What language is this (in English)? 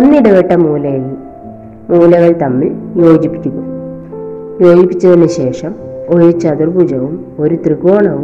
Malayalam